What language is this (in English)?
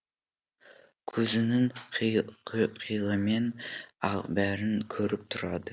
Kazakh